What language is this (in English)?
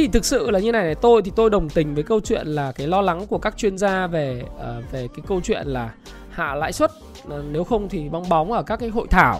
Vietnamese